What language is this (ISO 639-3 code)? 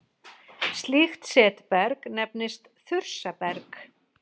isl